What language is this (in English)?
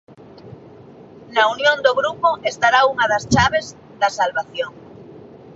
Galician